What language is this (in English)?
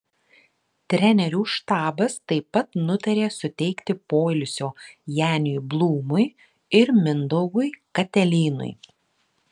Lithuanian